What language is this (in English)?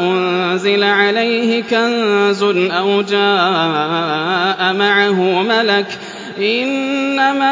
Arabic